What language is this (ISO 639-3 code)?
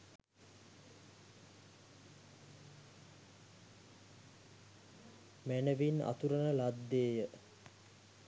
sin